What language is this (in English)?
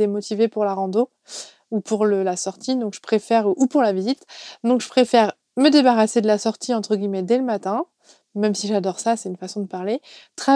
French